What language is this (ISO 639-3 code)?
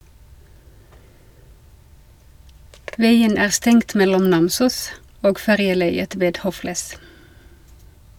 nor